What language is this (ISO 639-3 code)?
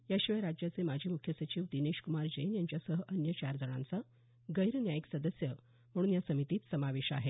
mar